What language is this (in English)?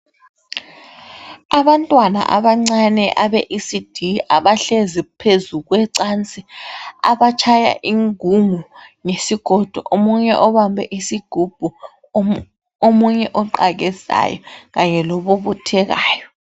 North Ndebele